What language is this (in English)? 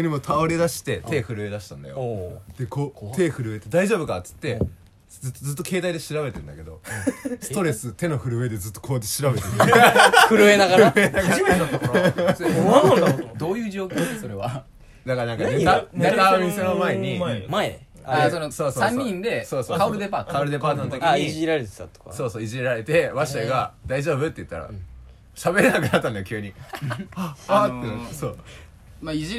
Japanese